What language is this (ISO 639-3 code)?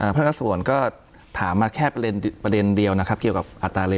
tha